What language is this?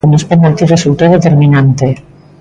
Galician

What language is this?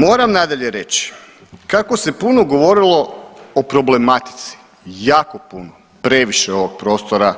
Croatian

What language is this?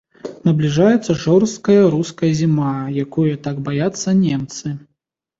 Belarusian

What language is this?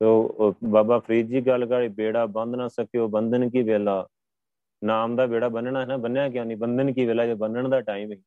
Punjabi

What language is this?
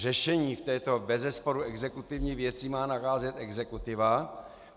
Czech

